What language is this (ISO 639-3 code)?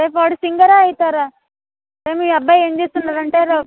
tel